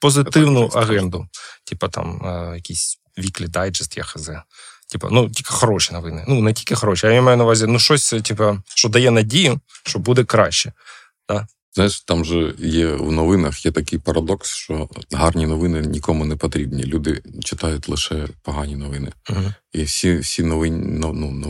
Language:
Ukrainian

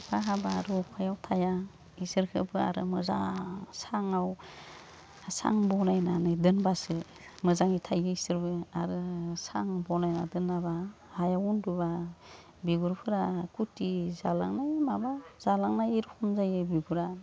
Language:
Bodo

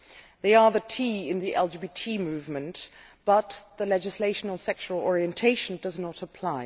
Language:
English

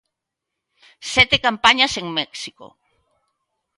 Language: Galician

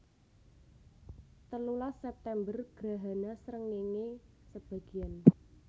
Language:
Javanese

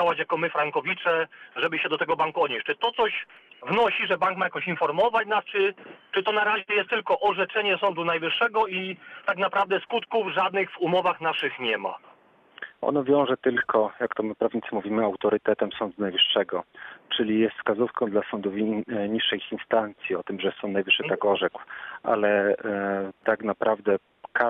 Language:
Polish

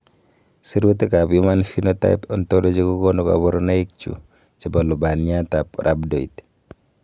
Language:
Kalenjin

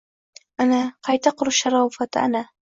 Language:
Uzbek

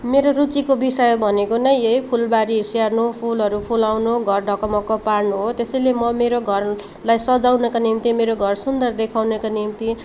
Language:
Nepali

